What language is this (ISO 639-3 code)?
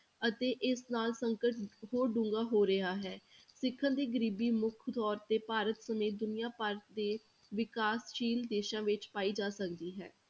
pan